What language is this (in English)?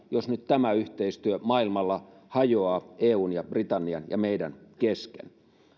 Finnish